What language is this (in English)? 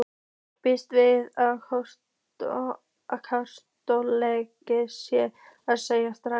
Icelandic